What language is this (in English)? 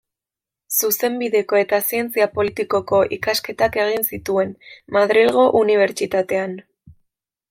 Basque